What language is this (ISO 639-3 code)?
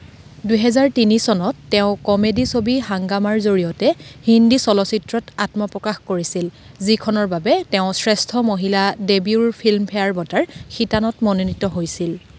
asm